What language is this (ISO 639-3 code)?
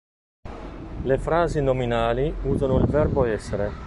ita